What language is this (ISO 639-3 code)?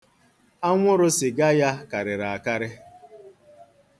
ibo